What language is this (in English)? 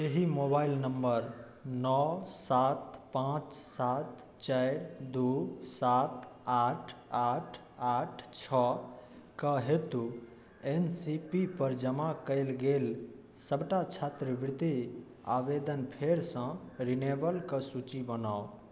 Maithili